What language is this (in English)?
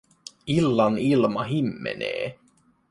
Finnish